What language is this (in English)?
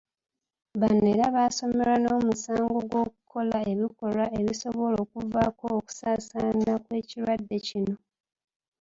Ganda